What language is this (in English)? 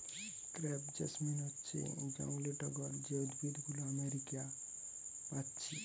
Bangla